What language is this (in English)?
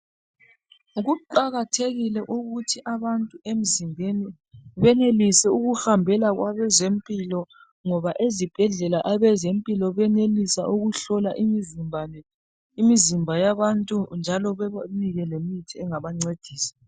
North Ndebele